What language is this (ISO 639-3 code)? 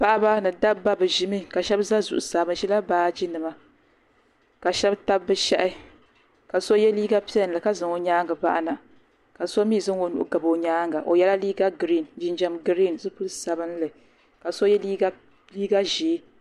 dag